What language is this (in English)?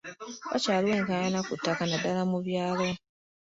Ganda